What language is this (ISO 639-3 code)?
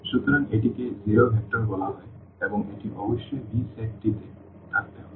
ben